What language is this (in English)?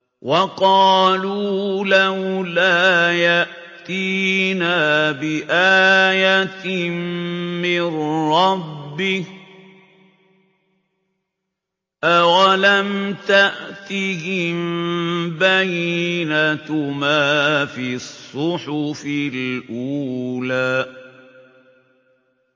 Arabic